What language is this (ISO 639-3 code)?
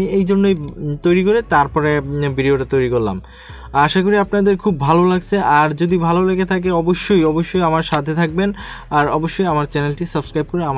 hin